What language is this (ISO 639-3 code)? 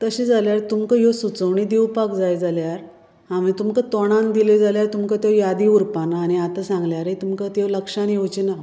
kok